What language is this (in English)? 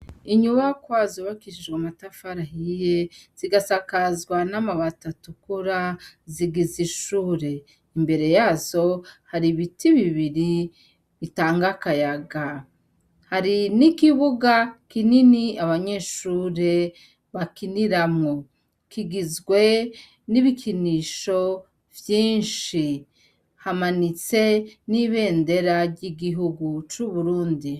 Rundi